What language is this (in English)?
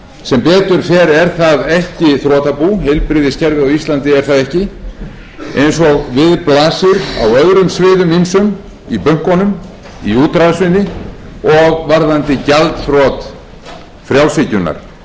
Icelandic